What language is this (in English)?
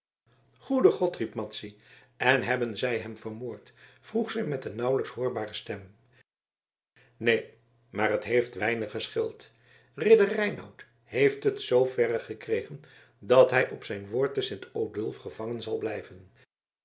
Dutch